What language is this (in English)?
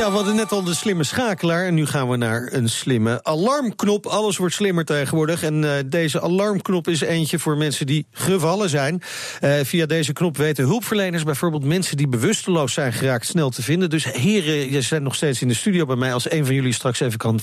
Dutch